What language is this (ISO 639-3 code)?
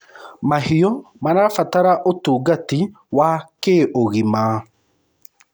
kik